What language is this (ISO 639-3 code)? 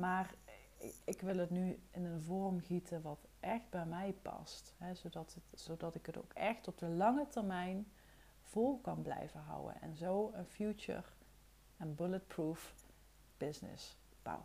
nld